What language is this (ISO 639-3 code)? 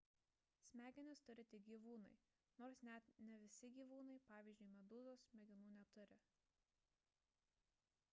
lit